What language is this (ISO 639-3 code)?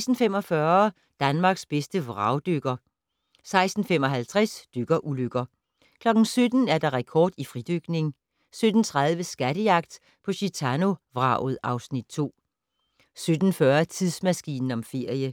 dan